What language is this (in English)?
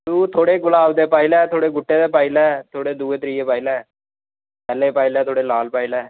Dogri